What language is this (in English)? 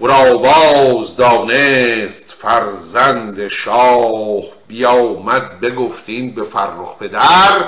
Persian